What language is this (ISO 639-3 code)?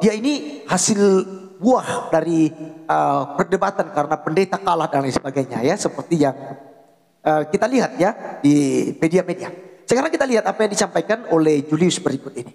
ind